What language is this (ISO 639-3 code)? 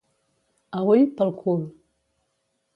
cat